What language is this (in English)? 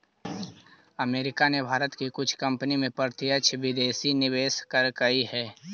Magahi